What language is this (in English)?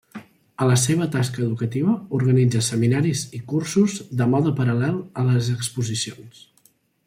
Catalan